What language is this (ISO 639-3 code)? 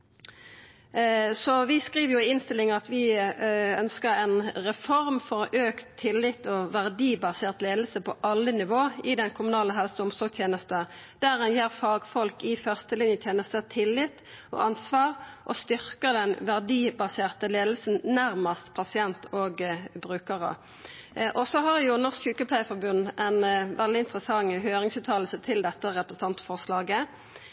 nno